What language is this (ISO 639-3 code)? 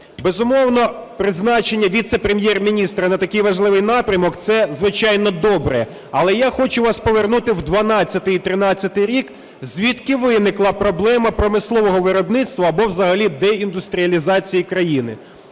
ukr